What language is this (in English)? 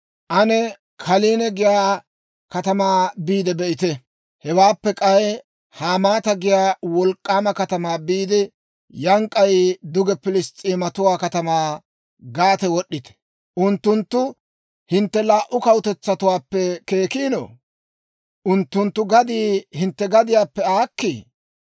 Dawro